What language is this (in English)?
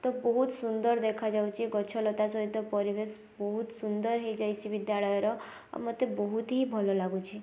Odia